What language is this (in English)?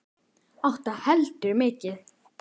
Icelandic